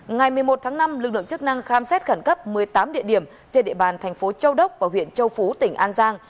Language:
Vietnamese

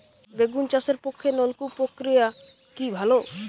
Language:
Bangla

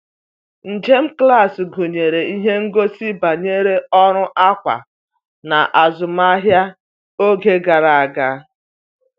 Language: Igbo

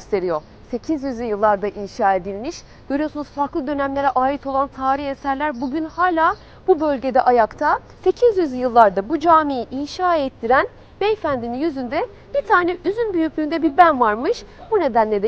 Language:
Turkish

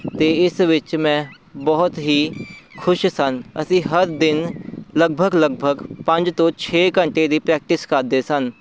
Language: Punjabi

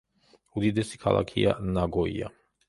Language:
Georgian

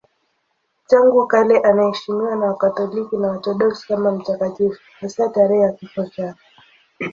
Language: Swahili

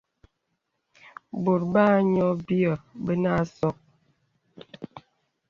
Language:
Bebele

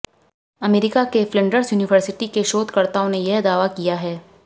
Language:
Hindi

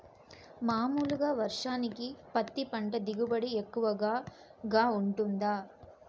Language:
Telugu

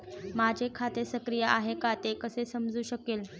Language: Marathi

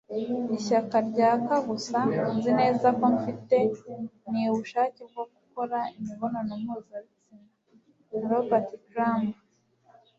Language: Kinyarwanda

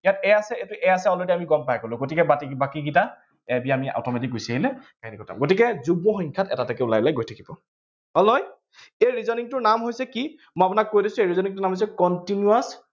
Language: Assamese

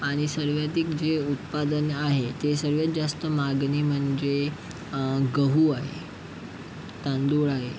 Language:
Marathi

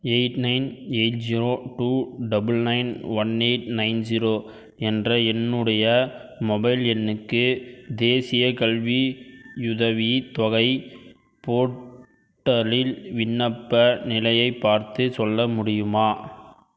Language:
Tamil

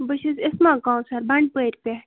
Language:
Kashmiri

